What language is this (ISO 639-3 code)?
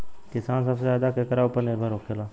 bho